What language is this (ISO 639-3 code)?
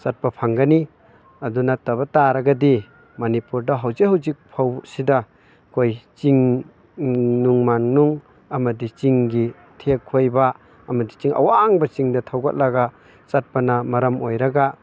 mni